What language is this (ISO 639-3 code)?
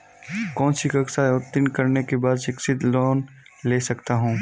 hin